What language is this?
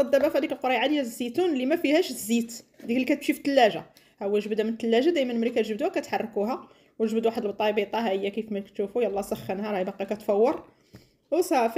Arabic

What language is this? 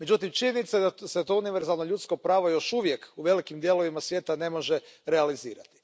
Croatian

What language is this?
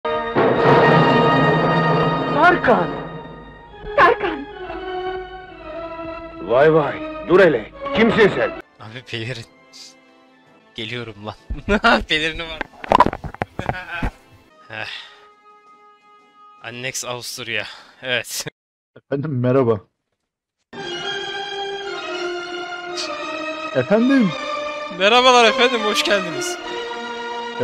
Turkish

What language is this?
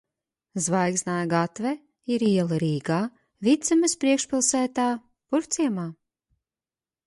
Latvian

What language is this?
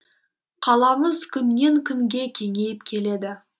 Kazakh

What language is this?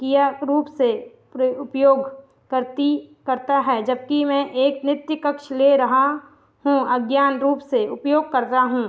Hindi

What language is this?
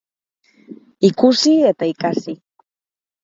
Basque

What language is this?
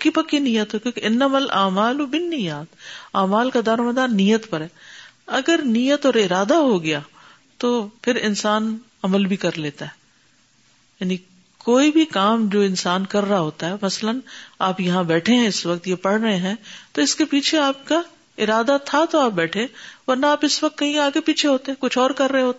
Urdu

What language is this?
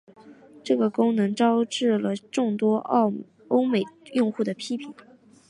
Chinese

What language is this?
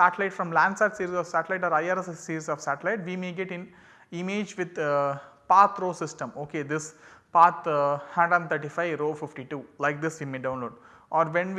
English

